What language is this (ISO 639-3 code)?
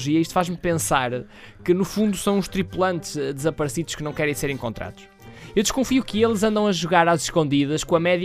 por